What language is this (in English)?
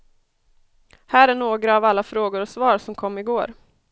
Swedish